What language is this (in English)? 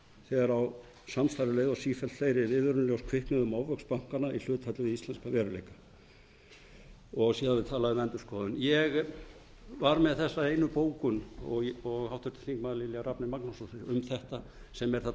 Icelandic